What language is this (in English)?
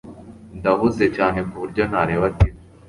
Kinyarwanda